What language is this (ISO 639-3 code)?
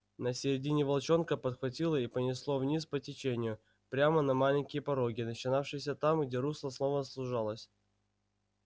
rus